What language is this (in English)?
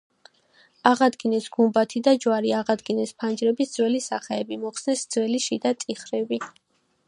Georgian